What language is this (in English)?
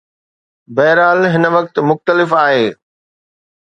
Sindhi